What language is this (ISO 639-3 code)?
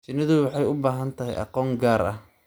som